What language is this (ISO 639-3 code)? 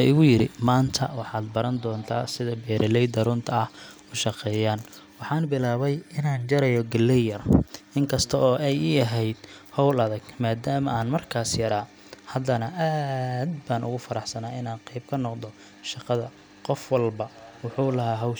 som